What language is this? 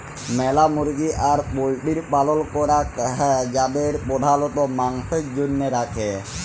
Bangla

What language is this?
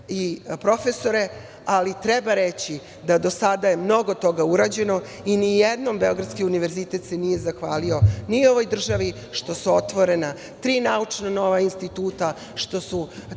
Serbian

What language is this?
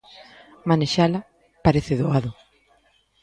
Galician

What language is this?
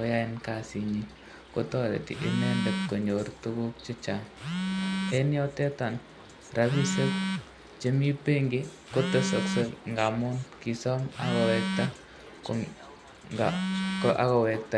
Kalenjin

